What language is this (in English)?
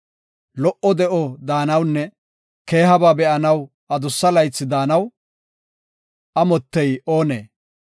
Gofa